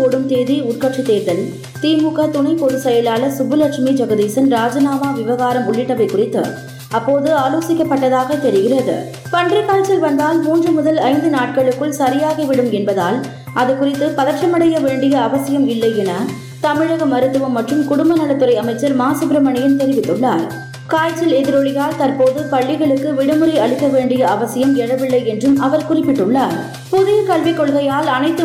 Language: Tamil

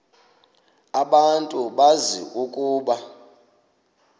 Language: Xhosa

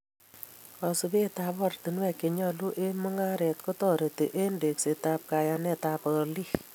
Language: Kalenjin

